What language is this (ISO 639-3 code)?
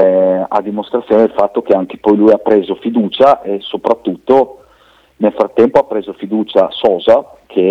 ita